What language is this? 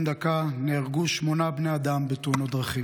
Hebrew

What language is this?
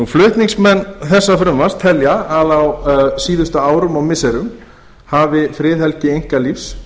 Icelandic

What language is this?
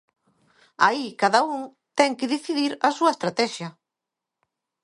Galician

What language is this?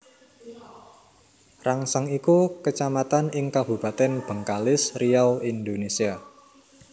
Javanese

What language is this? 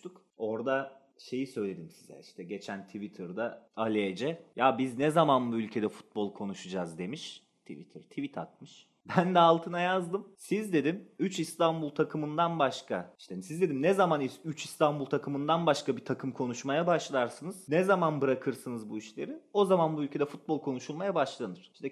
Turkish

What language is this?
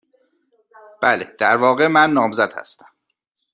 Persian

